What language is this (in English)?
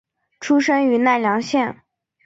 Chinese